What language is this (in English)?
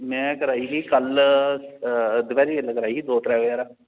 Dogri